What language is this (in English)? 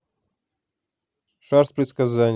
Russian